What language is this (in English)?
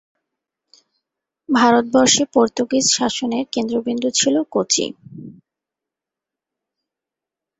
Bangla